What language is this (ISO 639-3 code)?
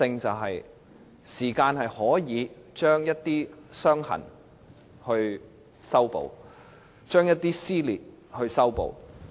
yue